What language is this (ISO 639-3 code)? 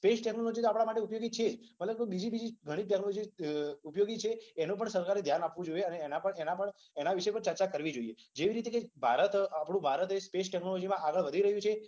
guj